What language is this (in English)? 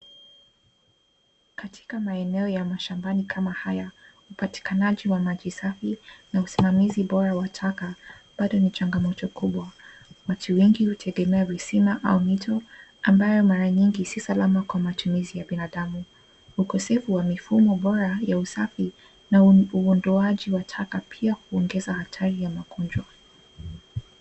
Swahili